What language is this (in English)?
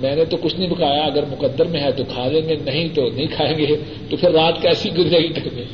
Urdu